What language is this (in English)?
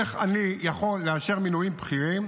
Hebrew